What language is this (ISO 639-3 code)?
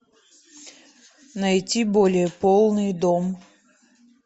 rus